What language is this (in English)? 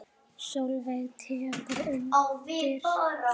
Icelandic